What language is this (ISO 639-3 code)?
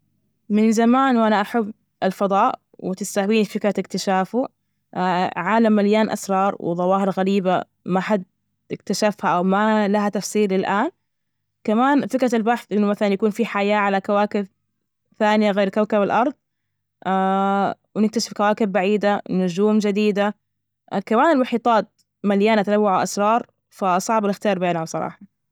ars